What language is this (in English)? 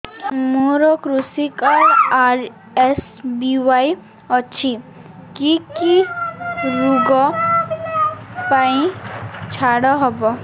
Odia